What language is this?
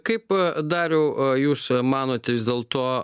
Lithuanian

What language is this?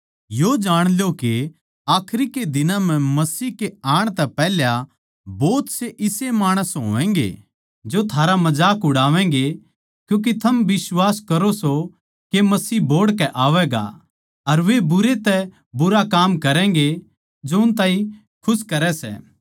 Haryanvi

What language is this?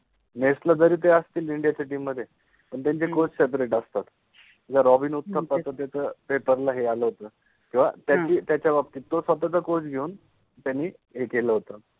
Marathi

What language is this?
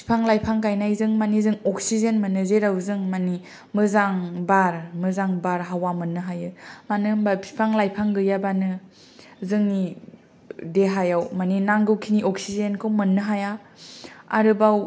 Bodo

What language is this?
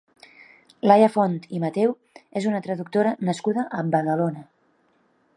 Catalan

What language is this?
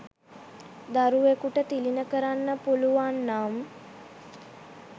Sinhala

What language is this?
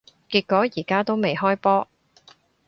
Cantonese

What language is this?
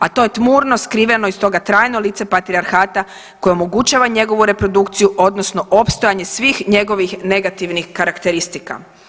Croatian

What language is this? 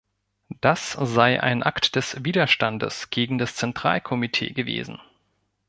German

